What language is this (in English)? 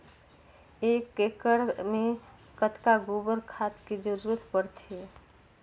Chhattisgarhi